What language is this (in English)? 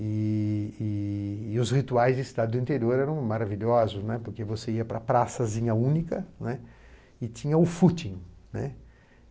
Portuguese